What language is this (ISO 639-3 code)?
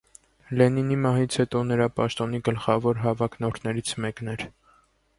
hye